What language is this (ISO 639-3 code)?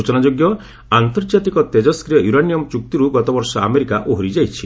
ori